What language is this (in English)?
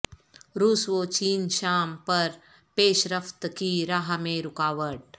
Urdu